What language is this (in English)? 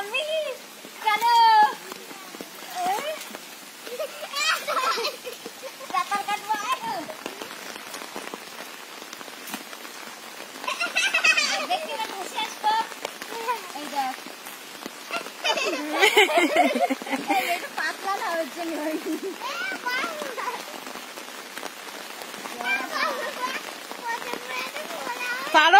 Bangla